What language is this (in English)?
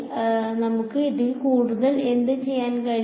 Malayalam